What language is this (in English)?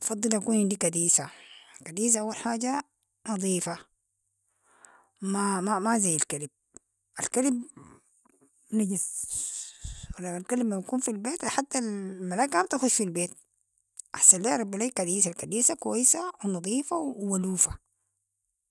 Sudanese Arabic